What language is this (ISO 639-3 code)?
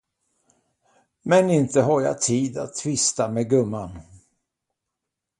swe